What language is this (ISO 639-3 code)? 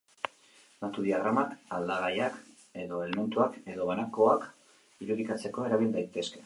eus